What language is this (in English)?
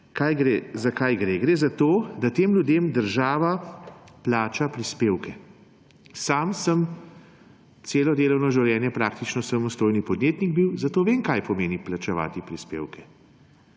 Slovenian